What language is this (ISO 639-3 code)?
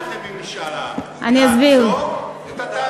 heb